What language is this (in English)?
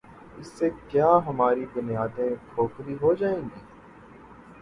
Urdu